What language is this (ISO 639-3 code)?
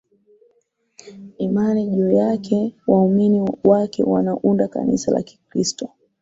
swa